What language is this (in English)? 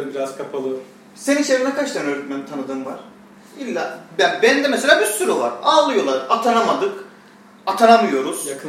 Turkish